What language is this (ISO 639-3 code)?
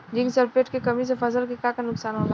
bho